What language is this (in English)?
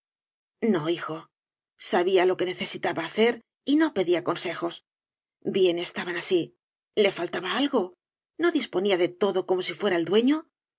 Spanish